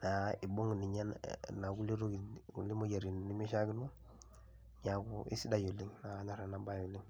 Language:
Masai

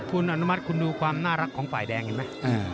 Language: Thai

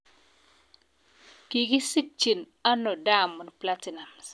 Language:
Kalenjin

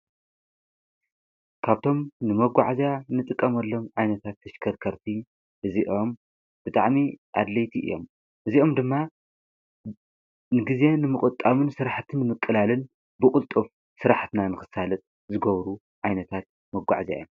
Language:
Tigrinya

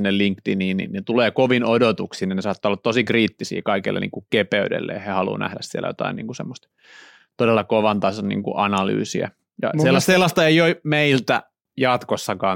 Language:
Finnish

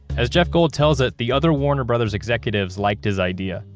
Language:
English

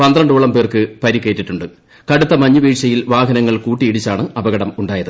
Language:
Malayalam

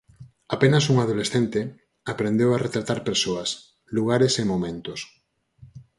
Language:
Galician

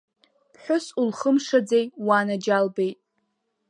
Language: Abkhazian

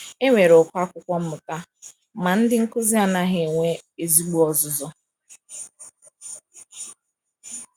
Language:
Igbo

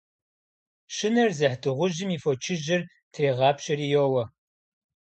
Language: Kabardian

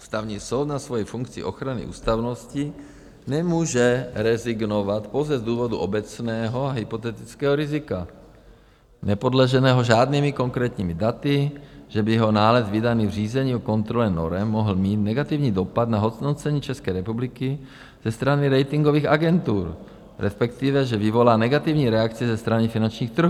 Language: Czech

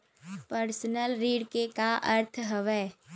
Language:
Chhattisgarhi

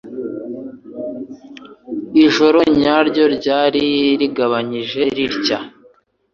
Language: Kinyarwanda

